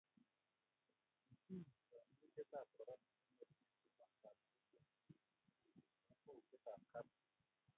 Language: Kalenjin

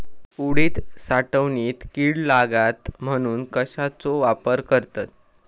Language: Marathi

